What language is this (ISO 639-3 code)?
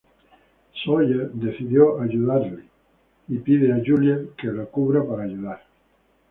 spa